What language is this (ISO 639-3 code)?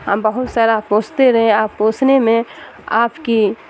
urd